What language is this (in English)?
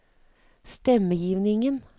Norwegian